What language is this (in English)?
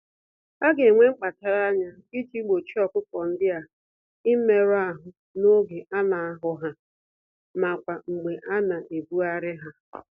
Igbo